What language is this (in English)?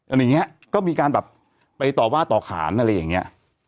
Thai